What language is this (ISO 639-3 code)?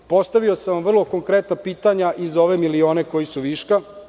srp